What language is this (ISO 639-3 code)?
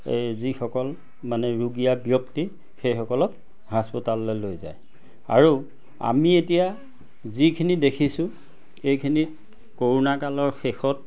asm